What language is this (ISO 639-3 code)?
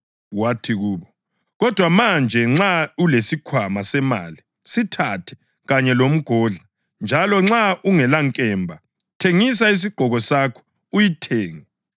nde